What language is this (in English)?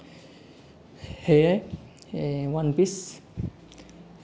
Assamese